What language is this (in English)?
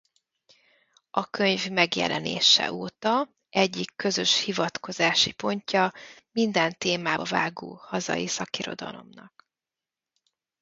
Hungarian